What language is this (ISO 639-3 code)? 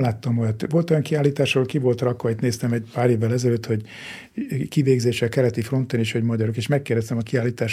hun